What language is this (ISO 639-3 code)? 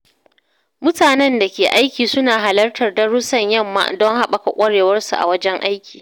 hau